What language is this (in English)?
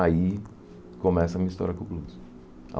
Portuguese